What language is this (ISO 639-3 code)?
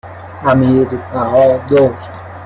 fas